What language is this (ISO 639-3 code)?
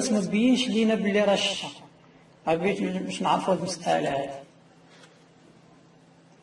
ara